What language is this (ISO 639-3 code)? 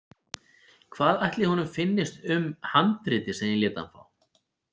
isl